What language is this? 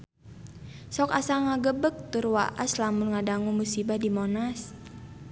Sundanese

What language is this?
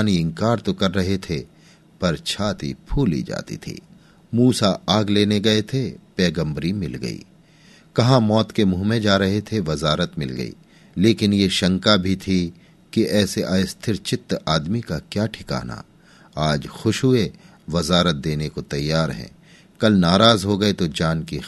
Hindi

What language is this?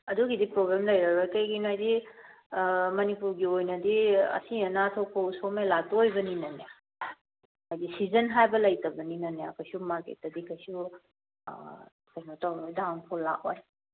Manipuri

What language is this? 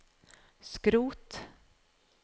Norwegian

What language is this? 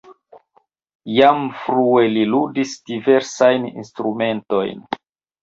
Esperanto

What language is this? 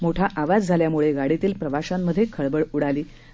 Marathi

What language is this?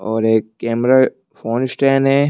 Hindi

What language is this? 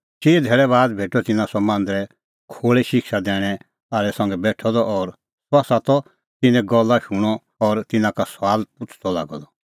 Kullu Pahari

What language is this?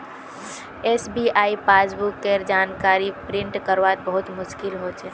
Magahi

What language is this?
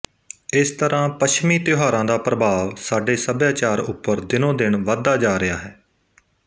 Punjabi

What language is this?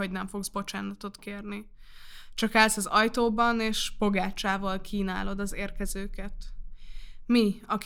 Hungarian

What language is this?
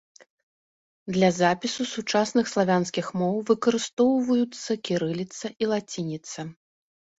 Belarusian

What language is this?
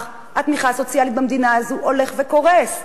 Hebrew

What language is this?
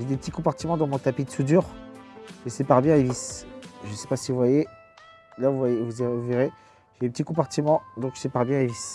French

